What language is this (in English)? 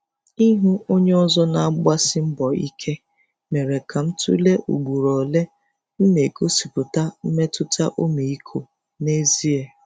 Igbo